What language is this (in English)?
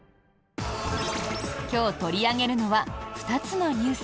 Japanese